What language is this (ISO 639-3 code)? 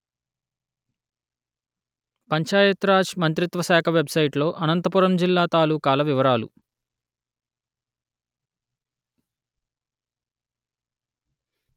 tel